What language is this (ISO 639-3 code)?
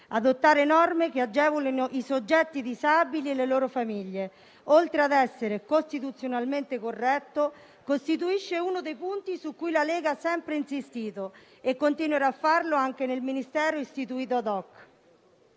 ita